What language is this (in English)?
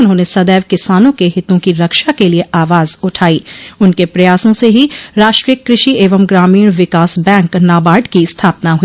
Hindi